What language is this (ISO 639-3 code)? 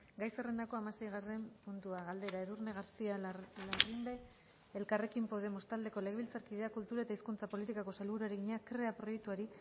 eus